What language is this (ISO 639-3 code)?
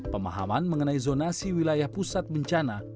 ind